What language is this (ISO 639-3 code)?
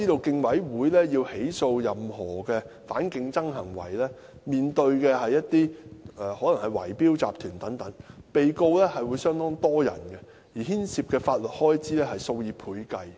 yue